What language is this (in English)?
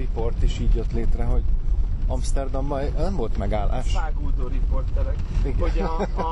Hungarian